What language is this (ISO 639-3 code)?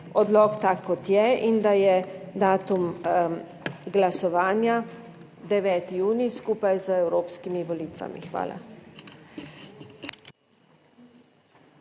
slv